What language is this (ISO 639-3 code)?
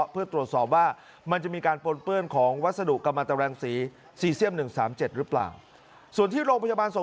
tha